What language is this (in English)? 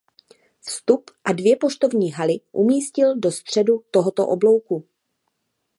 Czech